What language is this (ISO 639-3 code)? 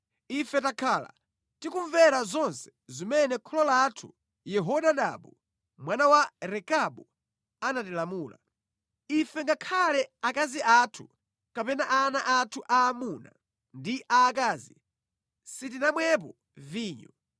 nya